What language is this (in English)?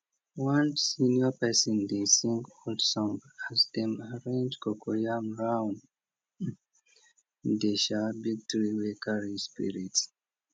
Nigerian Pidgin